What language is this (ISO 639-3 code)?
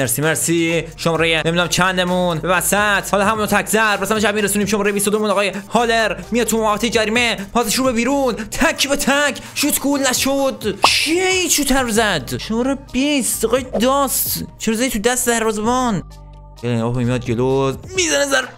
fas